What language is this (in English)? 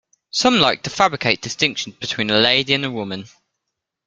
English